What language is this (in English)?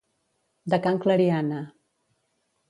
Catalan